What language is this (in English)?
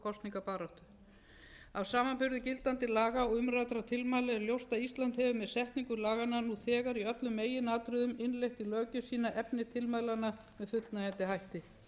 Icelandic